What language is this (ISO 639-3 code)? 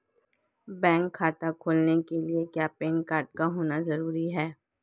hin